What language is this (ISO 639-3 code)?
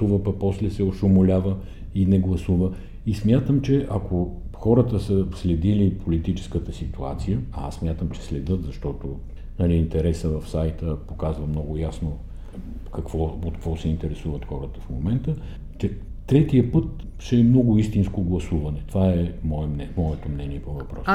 bul